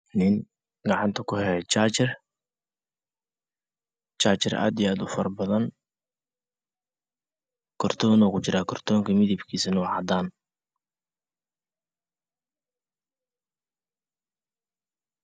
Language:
Somali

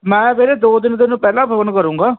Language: Punjabi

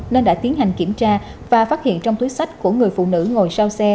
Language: Vietnamese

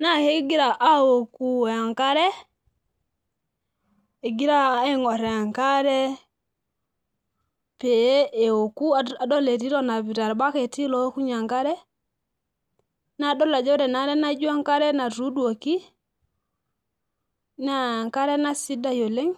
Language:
Masai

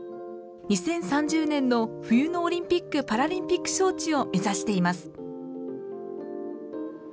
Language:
Japanese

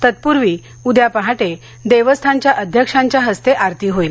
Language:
Marathi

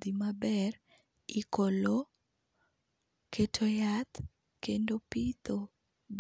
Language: Luo (Kenya and Tanzania)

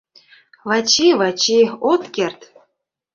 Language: Mari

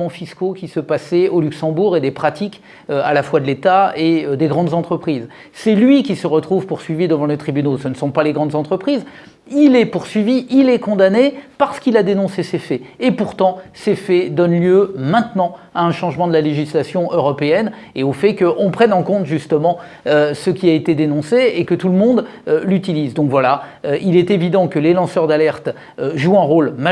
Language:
French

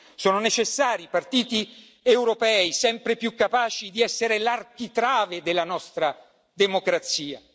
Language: Italian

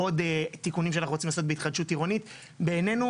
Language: Hebrew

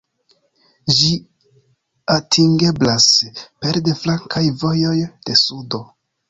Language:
Esperanto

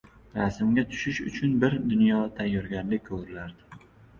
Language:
Uzbek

